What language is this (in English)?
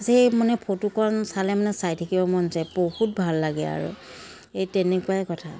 Assamese